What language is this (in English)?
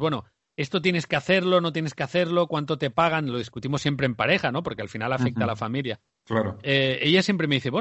Spanish